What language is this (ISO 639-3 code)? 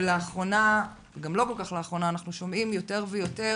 heb